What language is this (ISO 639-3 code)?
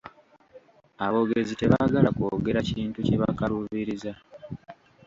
lug